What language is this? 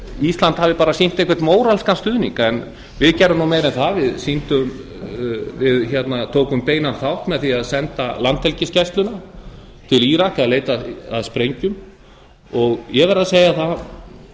Icelandic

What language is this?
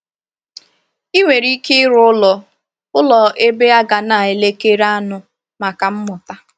Igbo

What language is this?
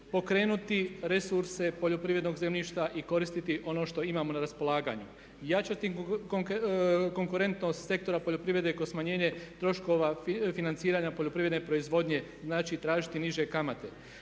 Croatian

